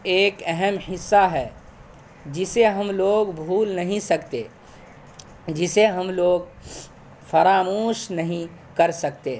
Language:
Urdu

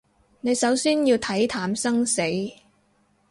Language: Cantonese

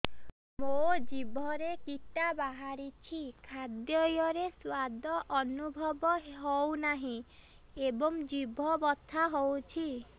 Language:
Odia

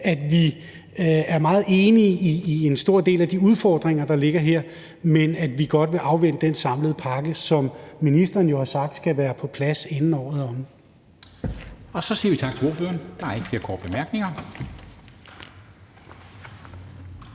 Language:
Danish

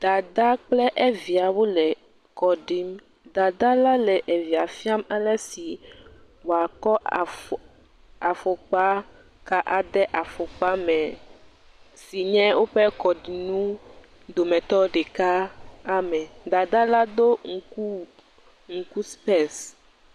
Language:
Ewe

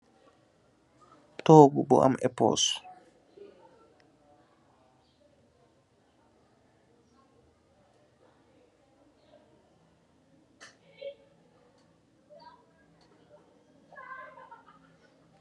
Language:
Wolof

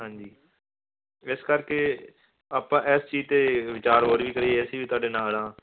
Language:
Punjabi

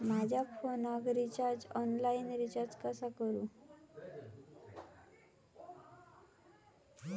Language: Marathi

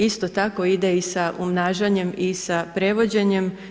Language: Croatian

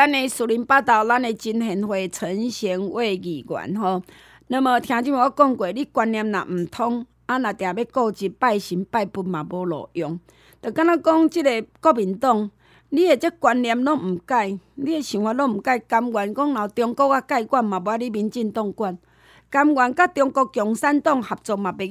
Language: Chinese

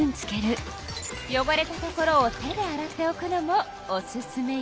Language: Japanese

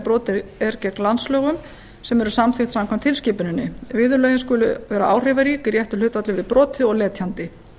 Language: Icelandic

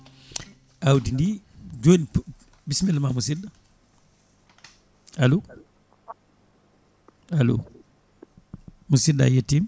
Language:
Fula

